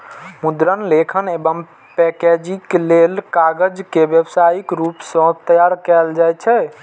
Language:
Maithili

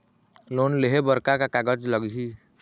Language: Chhattisgarhi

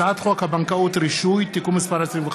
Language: Hebrew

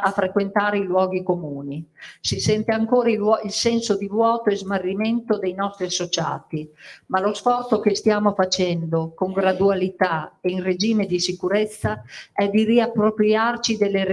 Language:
Italian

